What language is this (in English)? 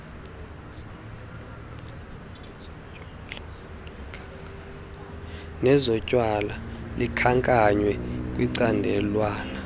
Xhosa